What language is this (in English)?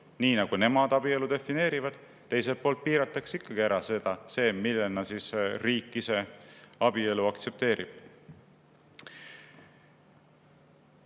Estonian